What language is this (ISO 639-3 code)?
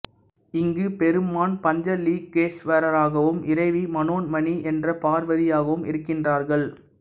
tam